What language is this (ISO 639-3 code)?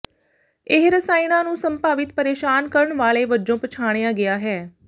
pan